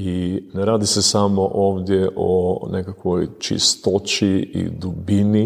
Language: Croatian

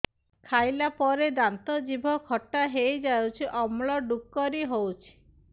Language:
Odia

